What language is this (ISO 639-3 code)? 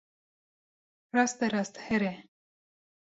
kur